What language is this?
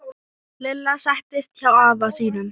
Icelandic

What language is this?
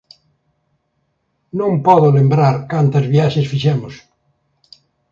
Galician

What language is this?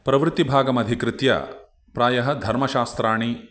Sanskrit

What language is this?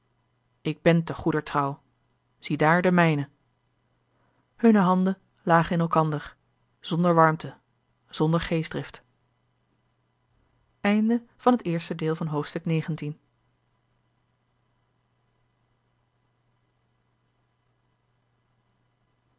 Dutch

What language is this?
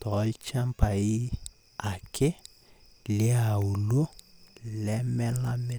Masai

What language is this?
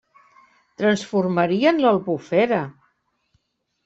Catalan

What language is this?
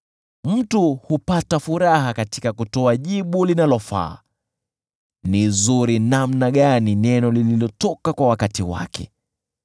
Swahili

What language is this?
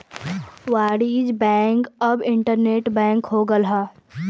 Bhojpuri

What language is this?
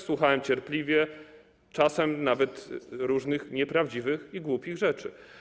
Polish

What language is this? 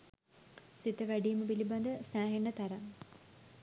Sinhala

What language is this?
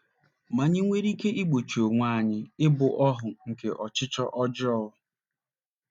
Igbo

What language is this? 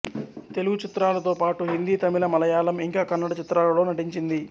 Telugu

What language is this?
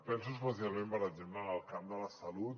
Catalan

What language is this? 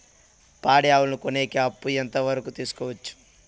Telugu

